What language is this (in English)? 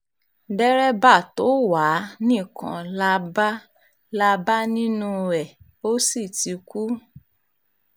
Yoruba